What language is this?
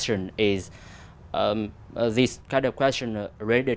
Vietnamese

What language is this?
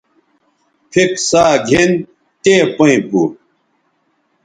Bateri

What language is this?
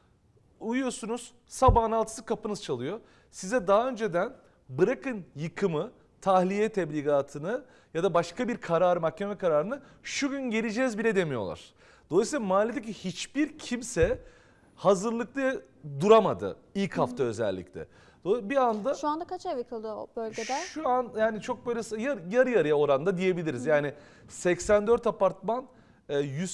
Turkish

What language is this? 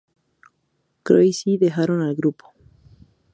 Spanish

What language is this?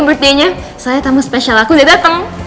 Indonesian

